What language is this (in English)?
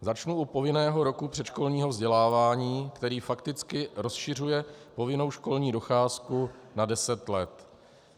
Czech